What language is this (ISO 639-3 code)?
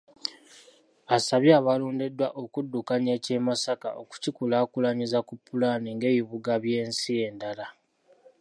lug